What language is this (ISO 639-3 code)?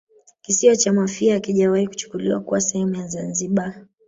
swa